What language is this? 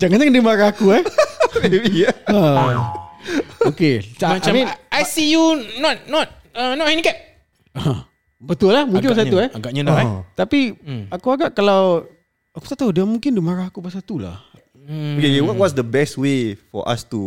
Malay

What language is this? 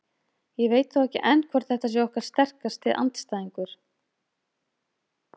Icelandic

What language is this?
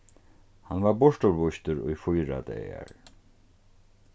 Faroese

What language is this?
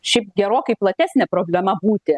Lithuanian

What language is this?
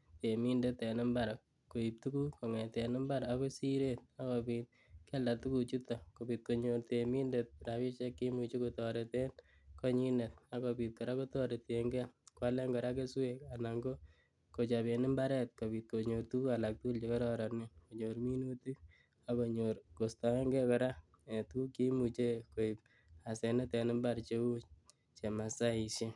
Kalenjin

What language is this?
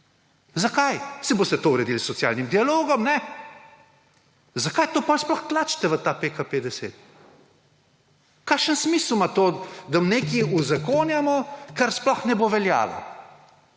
Slovenian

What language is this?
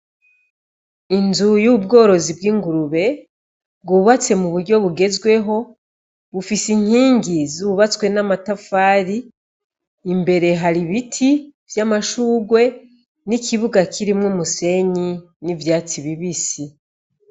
Rundi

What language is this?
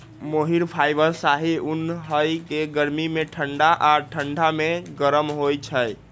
Magahi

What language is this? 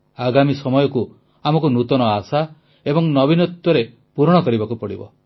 Odia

